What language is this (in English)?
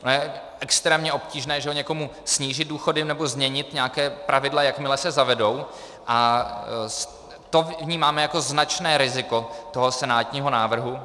Czech